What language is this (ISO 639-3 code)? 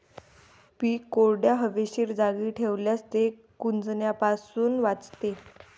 mar